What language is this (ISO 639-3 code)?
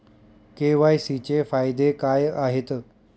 mar